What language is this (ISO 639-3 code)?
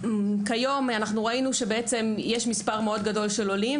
heb